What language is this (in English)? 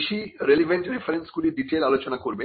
Bangla